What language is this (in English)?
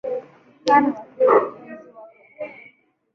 Swahili